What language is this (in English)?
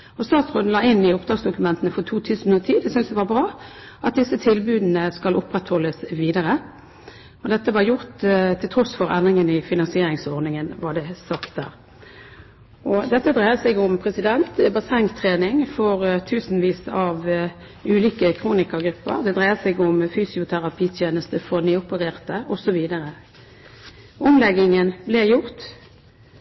Norwegian Bokmål